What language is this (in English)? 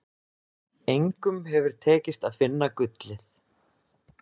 Icelandic